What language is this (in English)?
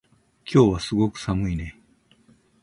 Japanese